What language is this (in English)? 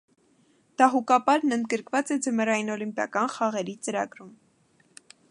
Armenian